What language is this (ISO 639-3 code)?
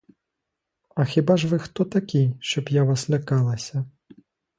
ukr